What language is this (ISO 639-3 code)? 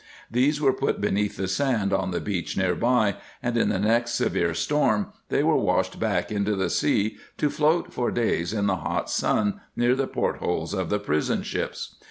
eng